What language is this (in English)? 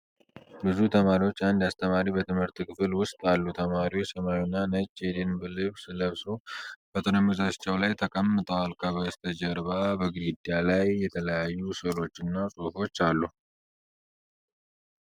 Amharic